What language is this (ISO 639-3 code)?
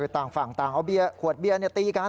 tha